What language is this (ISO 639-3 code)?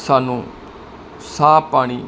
pan